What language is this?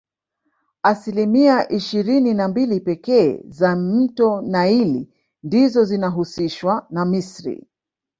Swahili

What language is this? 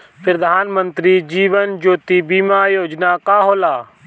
Bhojpuri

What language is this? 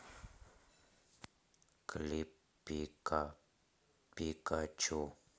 Russian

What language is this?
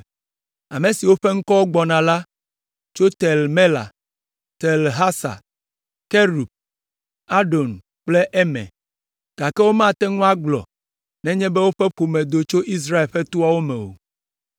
Ewe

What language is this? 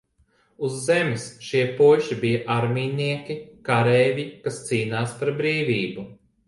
Latvian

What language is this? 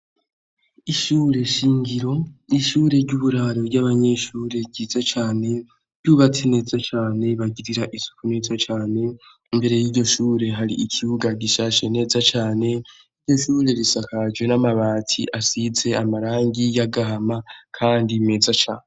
Rundi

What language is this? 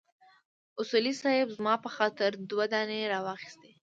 Pashto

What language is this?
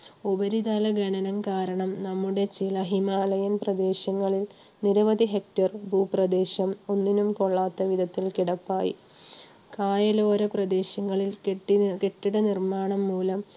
Malayalam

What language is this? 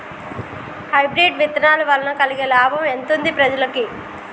Telugu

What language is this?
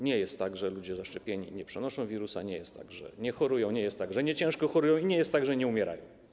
Polish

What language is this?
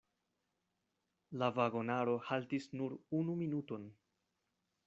Esperanto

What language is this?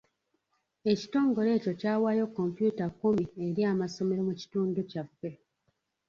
Ganda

